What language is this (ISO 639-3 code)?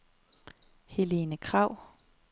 dan